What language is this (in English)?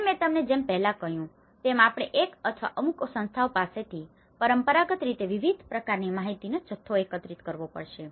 Gujarati